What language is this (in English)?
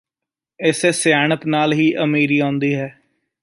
Punjabi